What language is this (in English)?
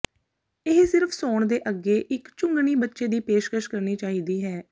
Punjabi